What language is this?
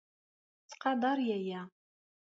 Kabyle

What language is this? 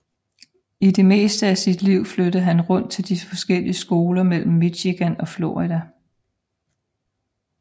Danish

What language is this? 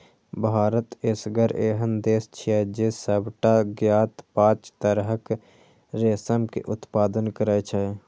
Maithili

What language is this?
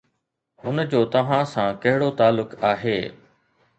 Sindhi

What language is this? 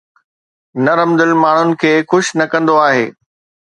Sindhi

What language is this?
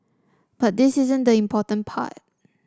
English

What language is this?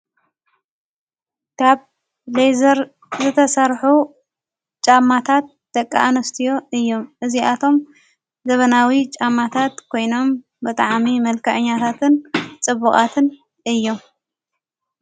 Tigrinya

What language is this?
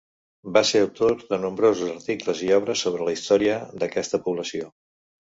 Catalan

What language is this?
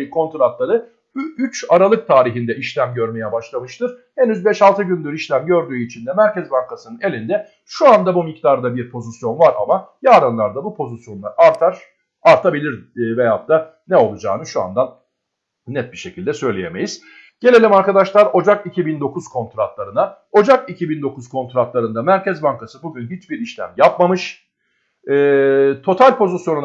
Turkish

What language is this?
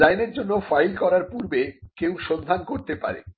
Bangla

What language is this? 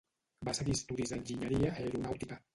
Catalan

